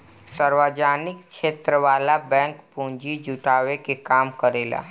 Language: Bhojpuri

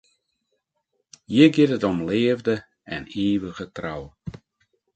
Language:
Western Frisian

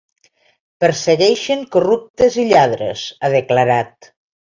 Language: Catalan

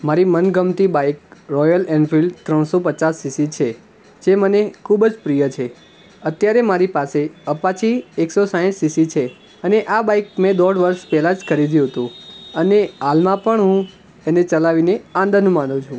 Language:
Gujarati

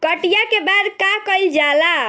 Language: Bhojpuri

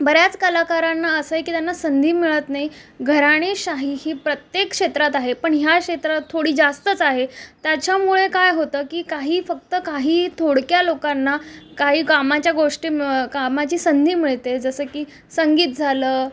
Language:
Marathi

